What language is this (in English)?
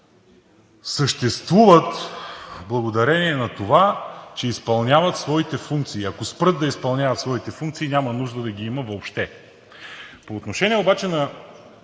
Bulgarian